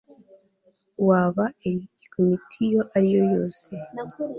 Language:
Kinyarwanda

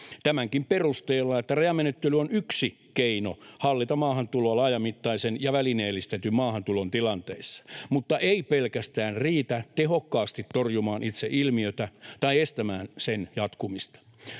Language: Finnish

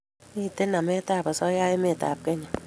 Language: Kalenjin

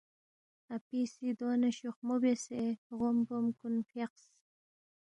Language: Balti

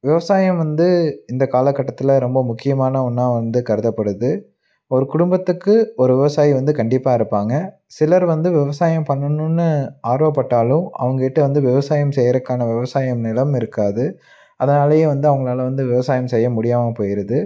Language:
Tamil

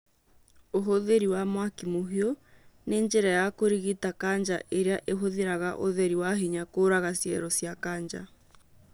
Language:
Kikuyu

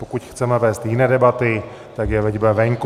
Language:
Czech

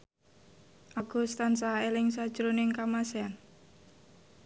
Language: Javanese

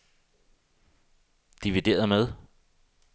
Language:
Danish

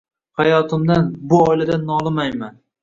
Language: Uzbek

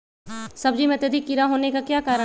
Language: Magahi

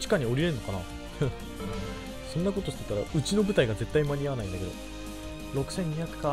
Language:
Japanese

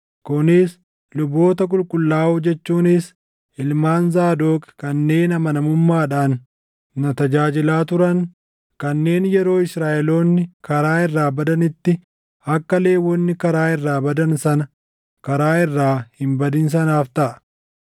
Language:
Oromo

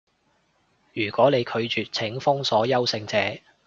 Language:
Cantonese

